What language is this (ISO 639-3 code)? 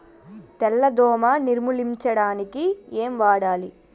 tel